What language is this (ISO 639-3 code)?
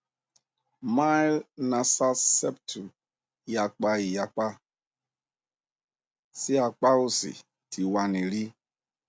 yor